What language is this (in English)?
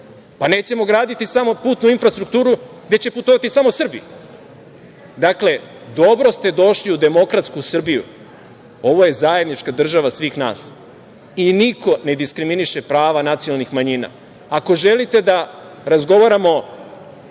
Serbian